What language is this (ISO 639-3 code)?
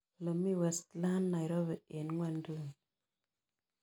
kln